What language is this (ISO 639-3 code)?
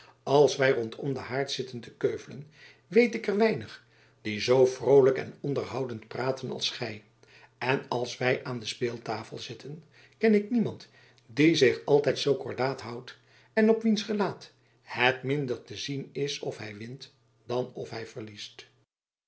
nld